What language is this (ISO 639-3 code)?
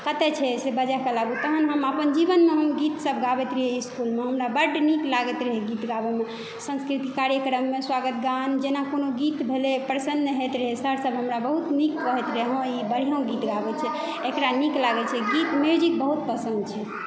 mai